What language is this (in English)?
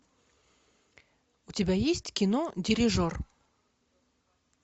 Russian